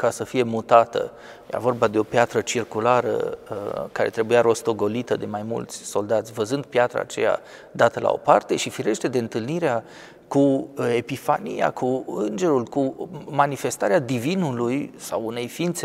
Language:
Romanian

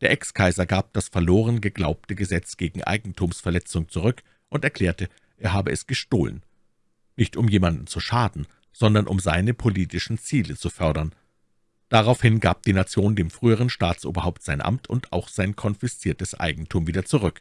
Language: German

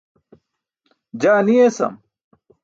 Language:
Burushaski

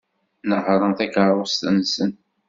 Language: Kabyle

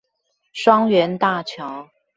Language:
Chinese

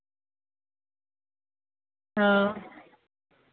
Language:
Dogri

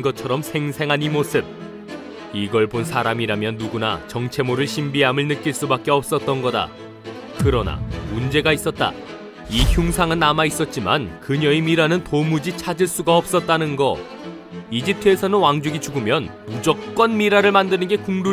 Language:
Korean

